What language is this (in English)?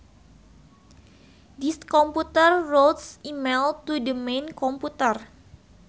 Sundanese